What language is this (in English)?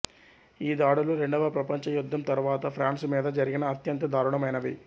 Telugu